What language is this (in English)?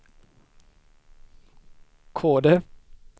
Swedish